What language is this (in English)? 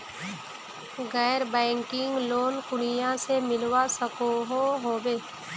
Magahi